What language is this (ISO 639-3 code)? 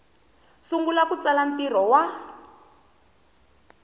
tso